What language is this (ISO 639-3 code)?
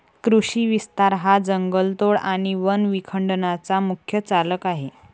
mar